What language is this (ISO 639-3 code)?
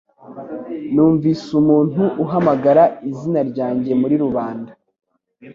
kin